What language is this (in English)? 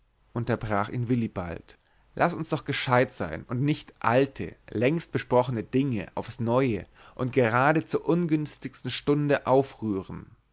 German